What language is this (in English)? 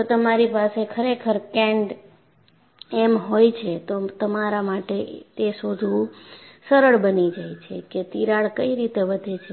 Gujarati